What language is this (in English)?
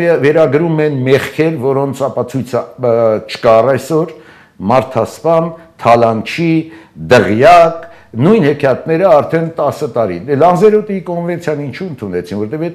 Turkish